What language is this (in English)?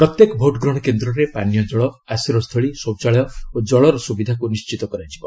Odia